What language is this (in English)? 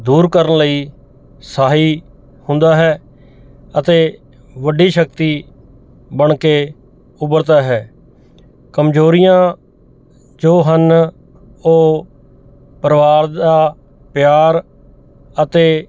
Punjabi